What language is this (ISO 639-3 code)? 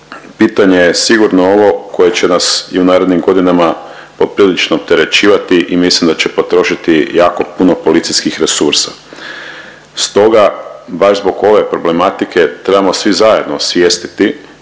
hrv